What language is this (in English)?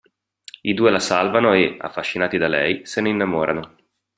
Italian